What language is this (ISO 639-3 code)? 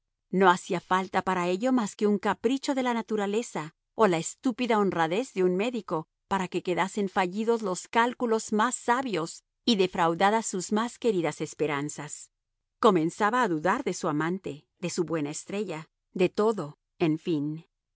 spa